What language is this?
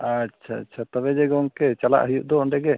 Santali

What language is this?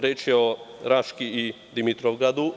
Serbian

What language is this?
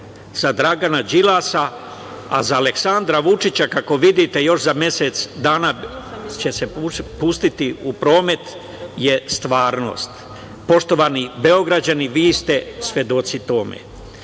Serbian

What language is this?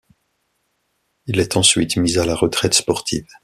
French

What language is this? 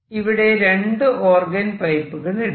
Malayalam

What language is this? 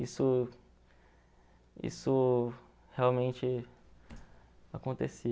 Portuguese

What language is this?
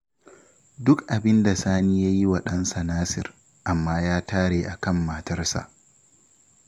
Hausa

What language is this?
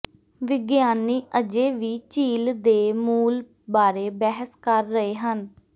Punjabi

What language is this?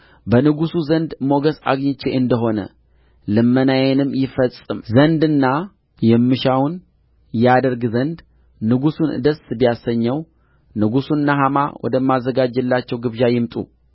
Amharic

